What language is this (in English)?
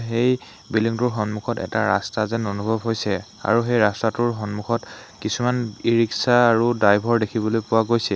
Assamese